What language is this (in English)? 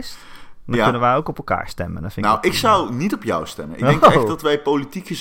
Dutch